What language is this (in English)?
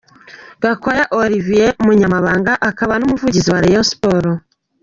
Kinyarwanda